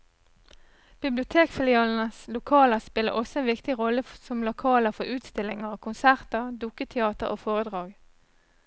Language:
Norwegian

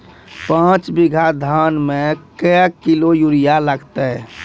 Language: Maithili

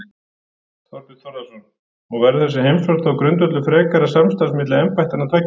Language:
Icelandic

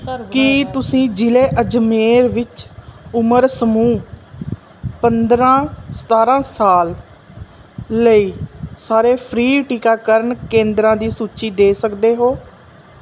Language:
Punjabi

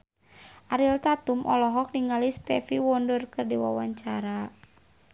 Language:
Sundanese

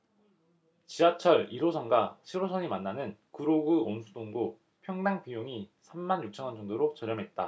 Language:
Korean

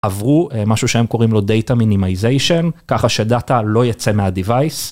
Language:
Hebrew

